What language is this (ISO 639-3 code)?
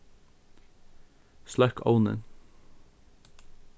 fao